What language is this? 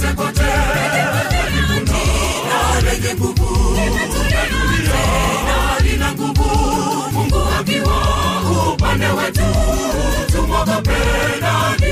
Swahili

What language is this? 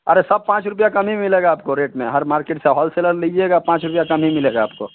Hindi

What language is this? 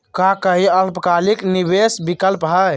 Magahi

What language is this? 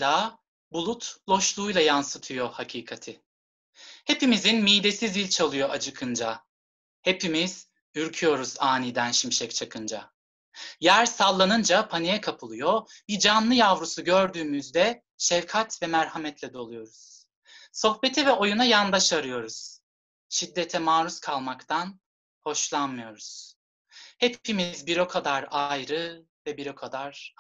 Turkish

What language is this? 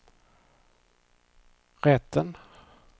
Swedish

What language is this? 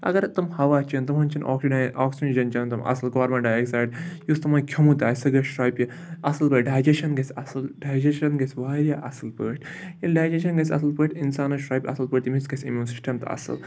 Kashmiri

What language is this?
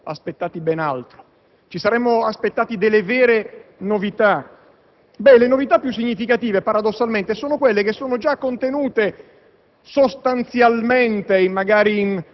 Italian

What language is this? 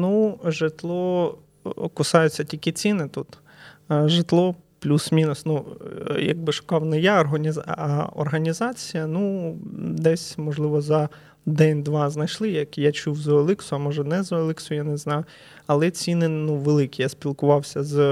Ukrainian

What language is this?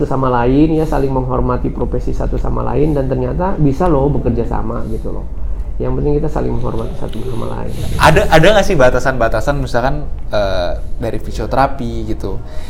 Indonesian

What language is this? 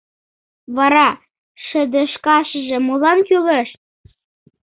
Mari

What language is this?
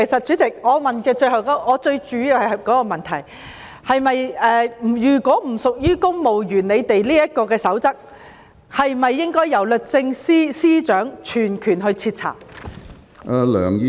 Cantonese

